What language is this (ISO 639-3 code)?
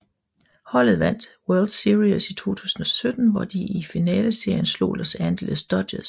dan